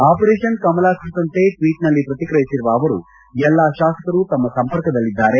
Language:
Kannada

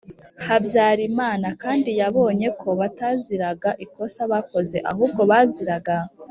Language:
Kinyarwanda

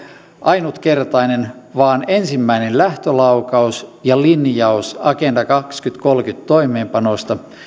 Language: Finnish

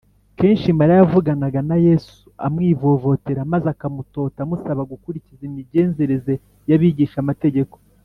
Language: Kinyarwanda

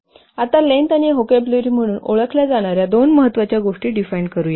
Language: Marathi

